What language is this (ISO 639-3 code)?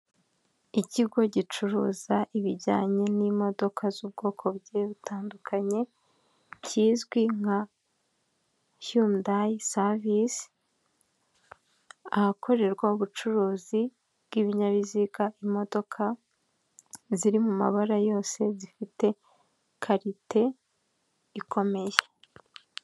kin